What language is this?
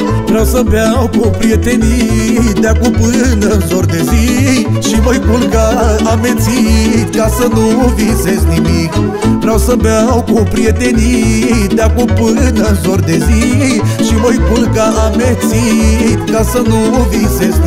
Romanian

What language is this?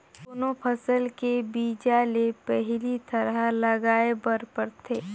Chhattisgarhi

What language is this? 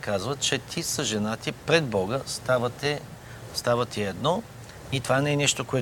Bulgarian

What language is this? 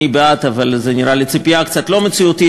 Hebrew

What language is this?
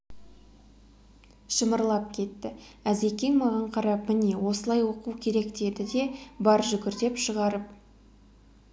Kazakh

